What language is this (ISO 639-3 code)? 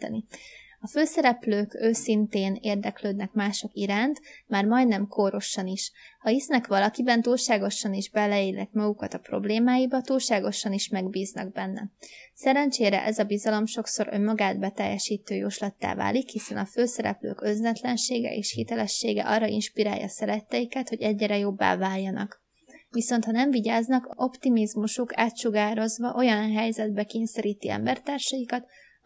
hun